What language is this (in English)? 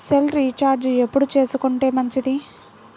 Telugu